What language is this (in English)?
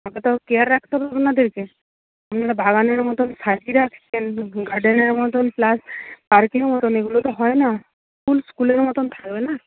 Bangla